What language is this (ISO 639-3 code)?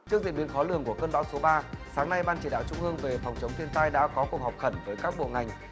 vie